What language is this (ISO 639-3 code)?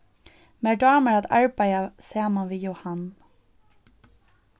fao